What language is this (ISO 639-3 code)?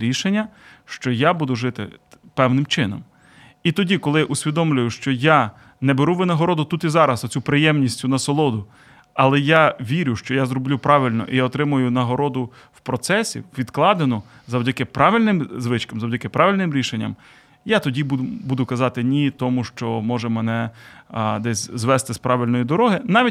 ukr